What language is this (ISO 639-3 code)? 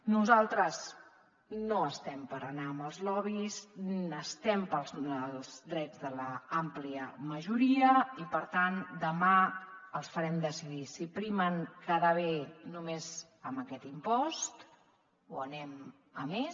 cat